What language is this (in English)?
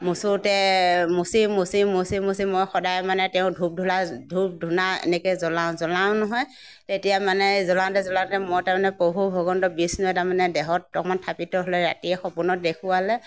Assamese